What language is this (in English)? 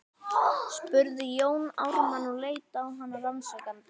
Icelandic